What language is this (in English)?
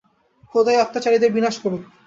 Bangla